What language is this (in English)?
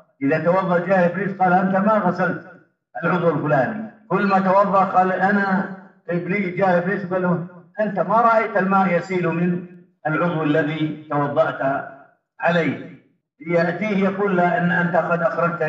Arabic